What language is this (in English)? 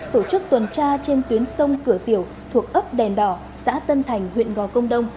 Vietnamese